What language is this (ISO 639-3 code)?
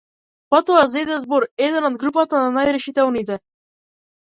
mkd